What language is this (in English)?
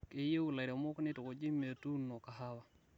Masai